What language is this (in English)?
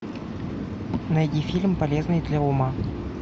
Russian